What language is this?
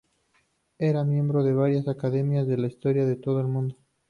Spanish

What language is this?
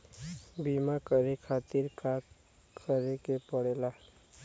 Bhojpuri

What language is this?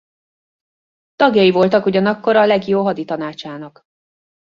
Hungarian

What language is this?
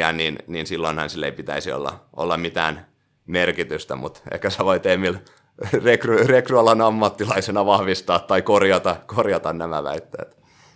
Finnish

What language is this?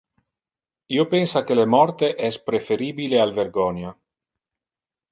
Interlingua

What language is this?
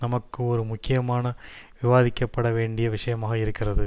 Tamil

